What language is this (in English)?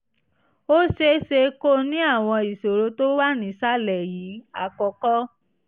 Yoruba